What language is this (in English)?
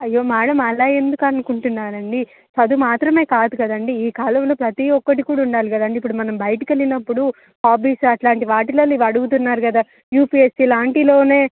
Telugu